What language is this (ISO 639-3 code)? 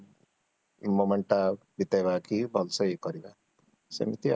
ori